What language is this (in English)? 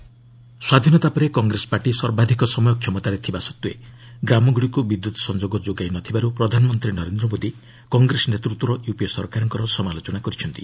Odia